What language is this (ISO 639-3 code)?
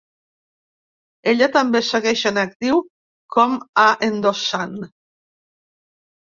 cat